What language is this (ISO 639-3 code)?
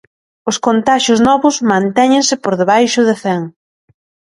glg